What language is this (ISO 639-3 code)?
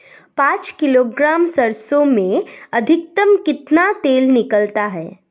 hin